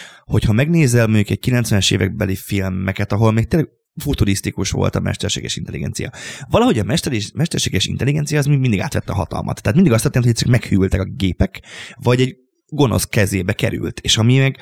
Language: Hungarian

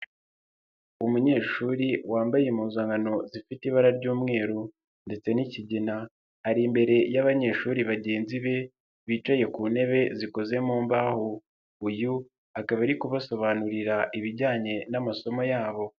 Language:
Kinyarwanda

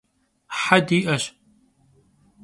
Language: Kabardian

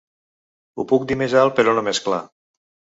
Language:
Catalan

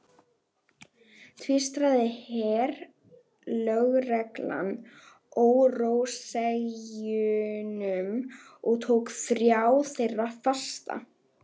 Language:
Icelandic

